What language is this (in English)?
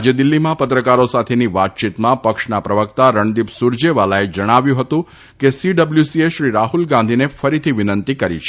Gujarati